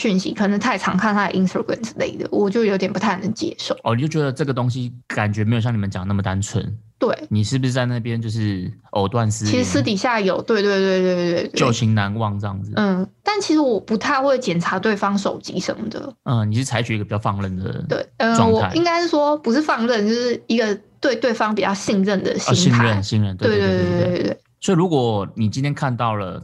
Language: Chinese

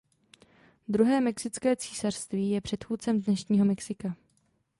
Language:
Czech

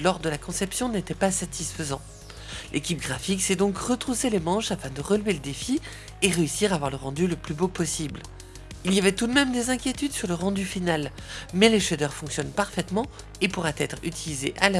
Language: French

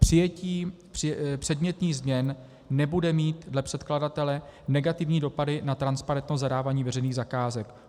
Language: Czech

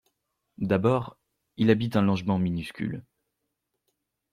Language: French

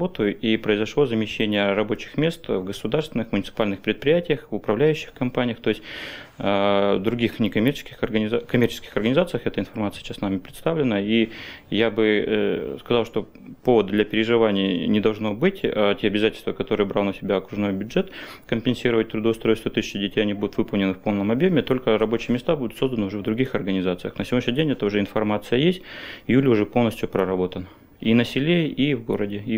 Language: Russian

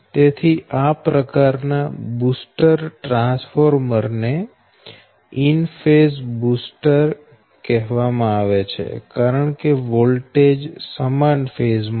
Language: Gujarati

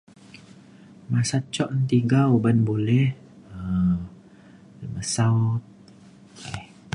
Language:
Mainstream Kenyah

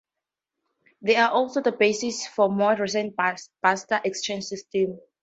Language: English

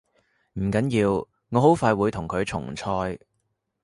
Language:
Cantonese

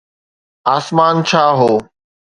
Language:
Sindhi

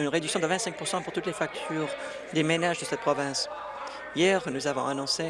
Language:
French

